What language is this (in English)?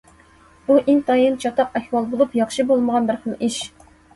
Uyghur